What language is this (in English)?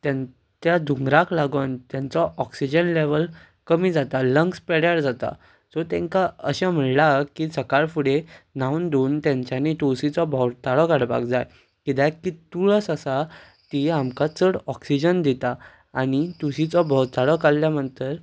Konkani